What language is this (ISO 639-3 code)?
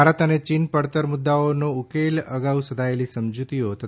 guj